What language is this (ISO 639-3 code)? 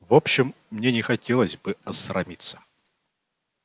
rus